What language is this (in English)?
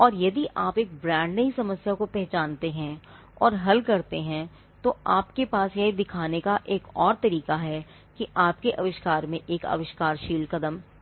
Hindi